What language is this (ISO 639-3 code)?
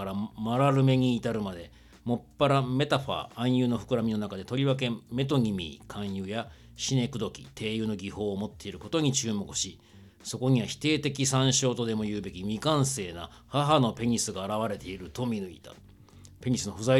jpn